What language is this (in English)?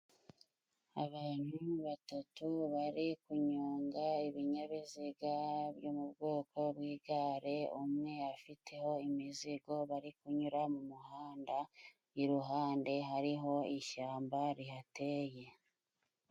Kinyarwanda